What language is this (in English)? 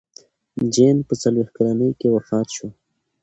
Pashto